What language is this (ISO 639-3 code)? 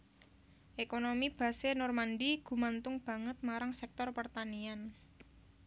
jav